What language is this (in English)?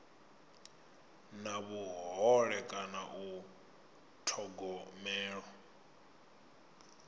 Venda